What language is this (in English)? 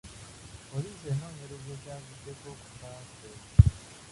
Ganda